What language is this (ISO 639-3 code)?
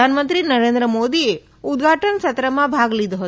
guj